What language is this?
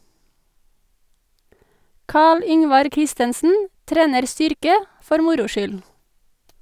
Norwegian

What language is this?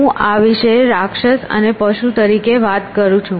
Gujarati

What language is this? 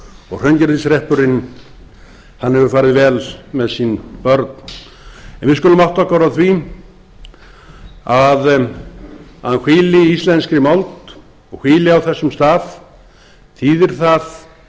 Icelandic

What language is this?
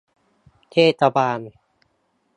Thai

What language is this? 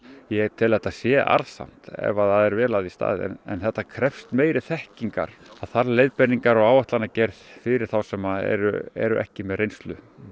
Icelandic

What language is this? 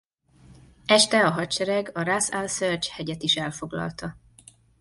Hungarian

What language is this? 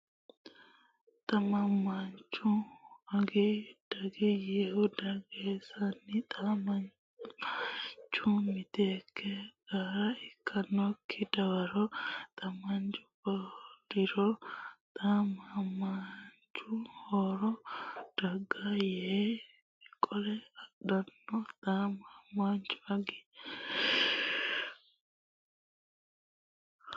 Sidamo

